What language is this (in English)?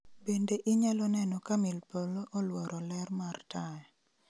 Luo (Kenya and Tanzania)